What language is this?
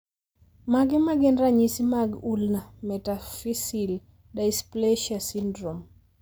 Luo (Kenya and Tanzania)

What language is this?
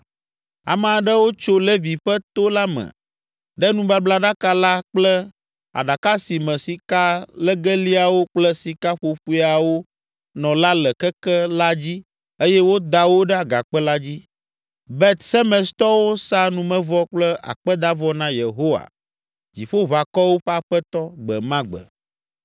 Ewe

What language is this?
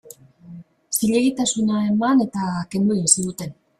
Basque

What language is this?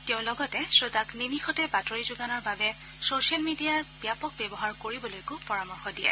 Assamese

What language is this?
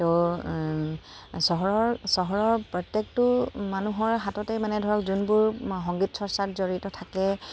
Assamese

